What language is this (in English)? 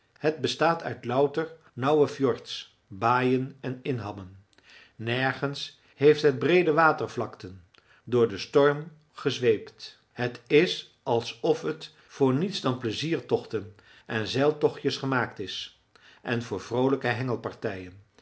Dutch